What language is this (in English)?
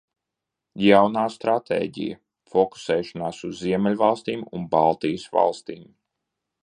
Latvian